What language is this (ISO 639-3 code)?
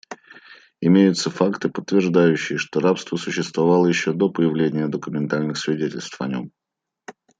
rus